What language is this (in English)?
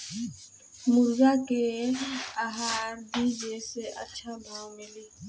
Bhojpuri